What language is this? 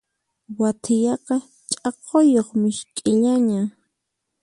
Puno Quechua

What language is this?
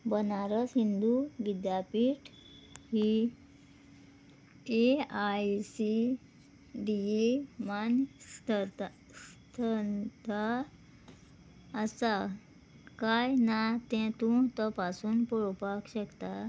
Konkani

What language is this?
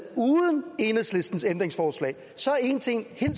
Danish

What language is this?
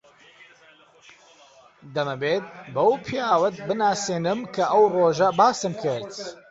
Central Kurdish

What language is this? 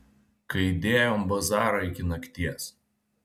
Lithuanian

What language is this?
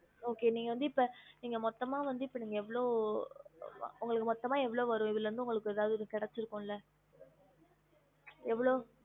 Tamil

